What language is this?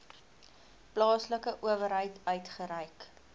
Afrikaans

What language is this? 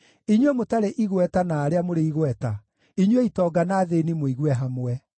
Kikuyu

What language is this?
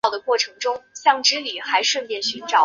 Chinese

